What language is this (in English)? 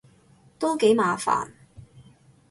Cantonese